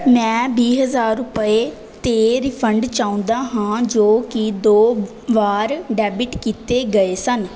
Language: Punjabi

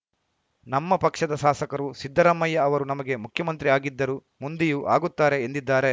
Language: Kannada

